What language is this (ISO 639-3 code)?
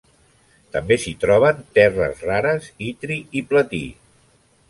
cat